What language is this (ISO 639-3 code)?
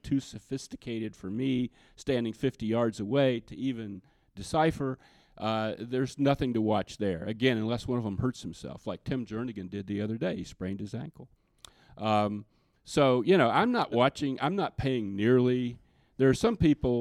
eng